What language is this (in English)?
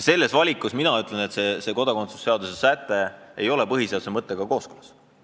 Estonian